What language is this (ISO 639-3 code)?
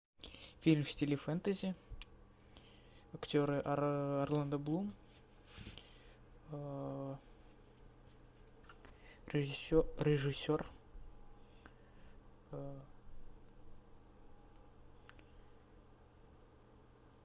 rus